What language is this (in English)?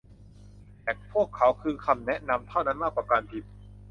Thai